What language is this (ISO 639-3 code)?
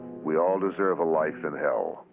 eng